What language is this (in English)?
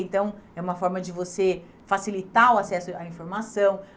Portuguese